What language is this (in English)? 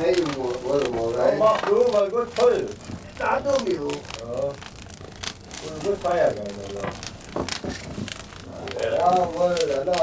German